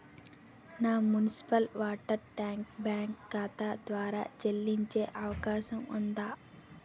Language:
Telugu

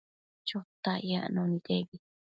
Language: Matsés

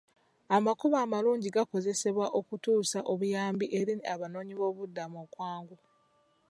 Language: Ganda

